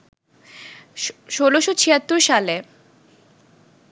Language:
Bangla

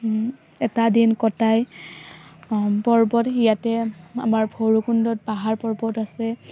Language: Assamese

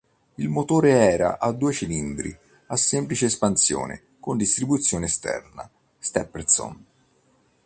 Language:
Italian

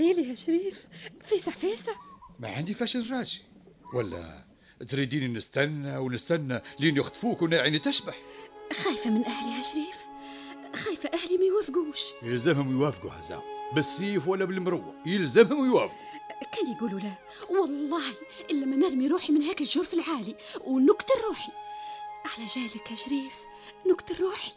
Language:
Arabic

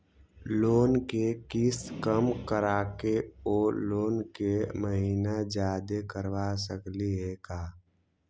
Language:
Magahi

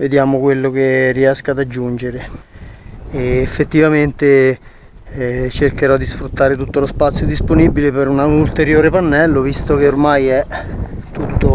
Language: Italian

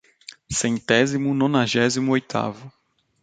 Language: Portuguese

